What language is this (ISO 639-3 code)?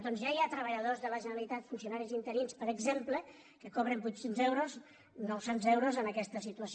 cat